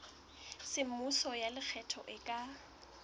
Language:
Southern Sotho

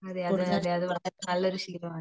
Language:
Malayalam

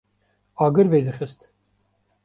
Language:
Kurdish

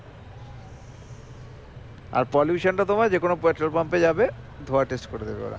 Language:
Bangla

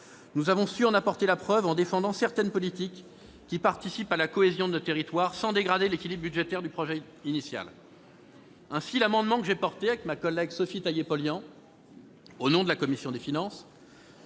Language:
French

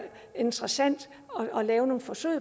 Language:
Danish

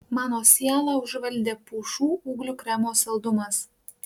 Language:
Lithuanian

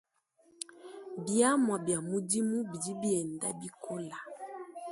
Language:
Luba-Lulua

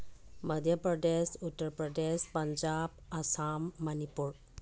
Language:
Manipuri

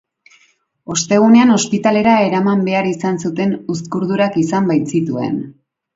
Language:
Basque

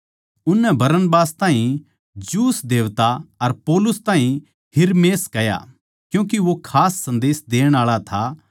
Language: Haryanvi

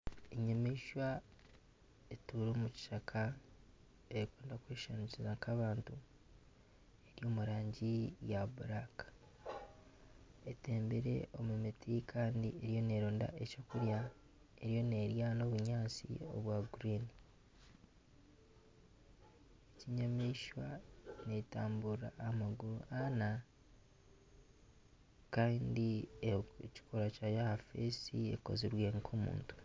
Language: Nyankole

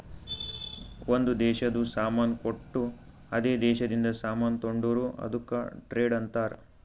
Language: Kannada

